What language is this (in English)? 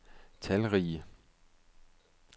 Danish